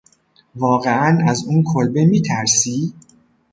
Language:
Persian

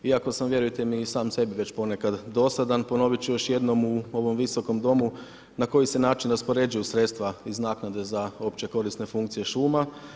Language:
Croatian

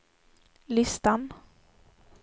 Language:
Swedish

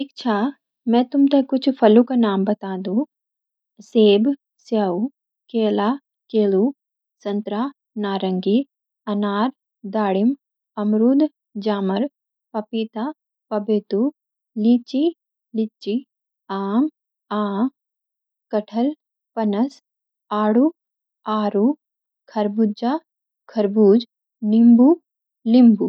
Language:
Garhwali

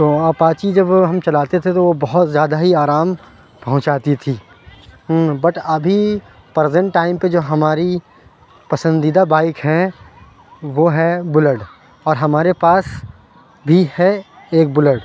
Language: Urdu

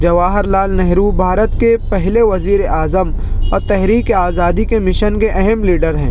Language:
Urdu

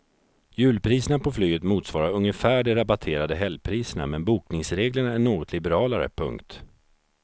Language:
Swedish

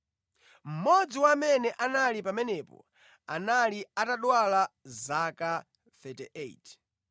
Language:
Nyanja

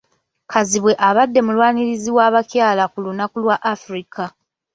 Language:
Ganda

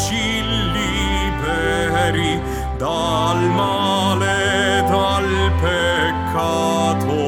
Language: Italian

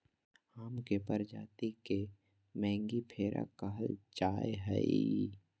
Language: Magahi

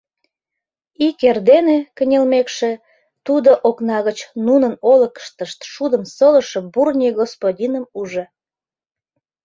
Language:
Mari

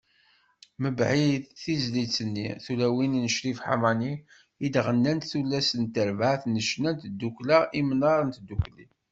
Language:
Kabyle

